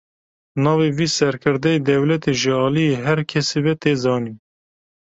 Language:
Kurdish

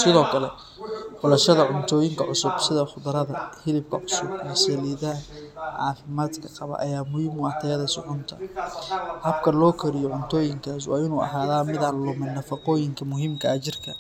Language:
Somali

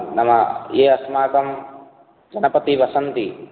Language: Sanskrit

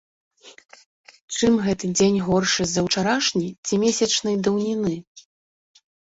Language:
Belarusian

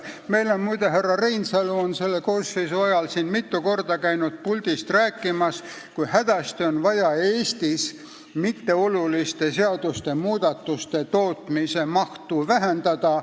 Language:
Estonian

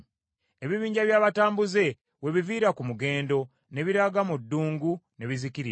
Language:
Ganda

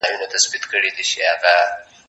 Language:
Pashto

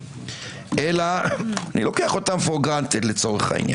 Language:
Hebrew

